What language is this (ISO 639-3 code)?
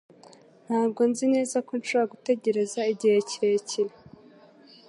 kin